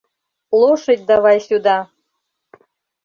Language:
Mari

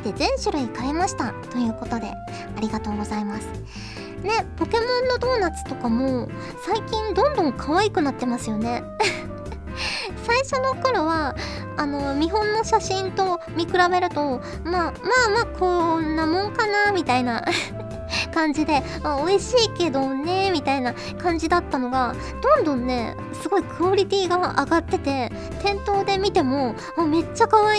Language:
Japanese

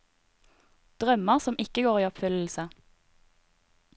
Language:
Norwegian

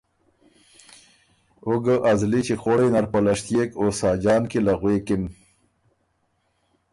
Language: Ormuri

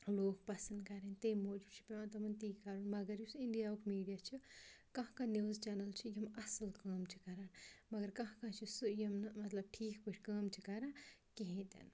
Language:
Kashmiri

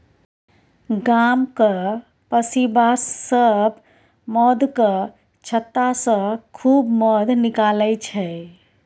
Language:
Maithili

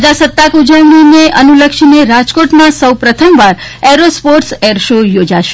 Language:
Gujarati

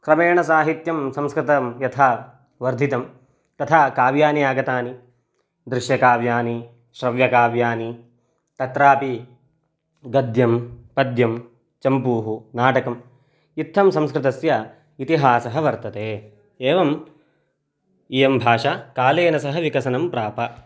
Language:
Sanskrit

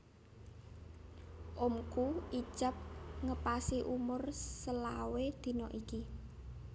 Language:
Javanese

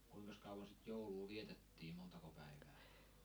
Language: Finnish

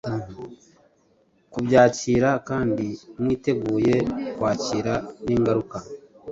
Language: Kinyarwanda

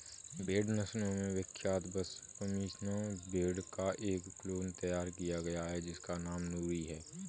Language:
Hindi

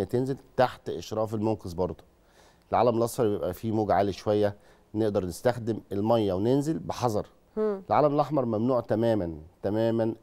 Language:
Arabic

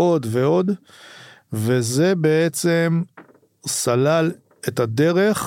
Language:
Hebrew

